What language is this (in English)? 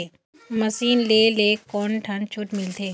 Chhattisgarhi